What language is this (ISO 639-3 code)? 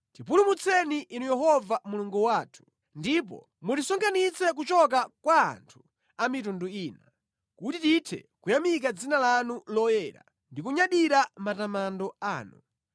nya